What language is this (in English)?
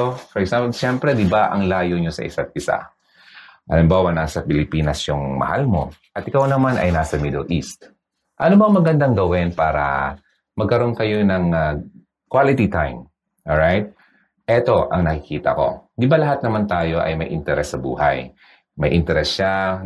Filipino